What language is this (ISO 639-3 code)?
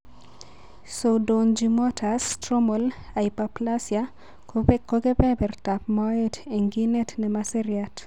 kln